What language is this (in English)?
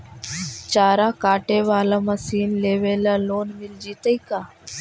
Magahi